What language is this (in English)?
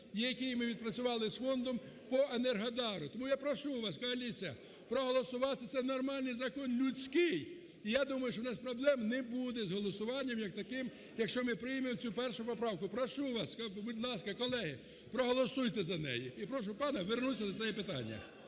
Ukrainian